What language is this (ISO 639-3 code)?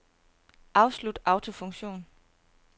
dan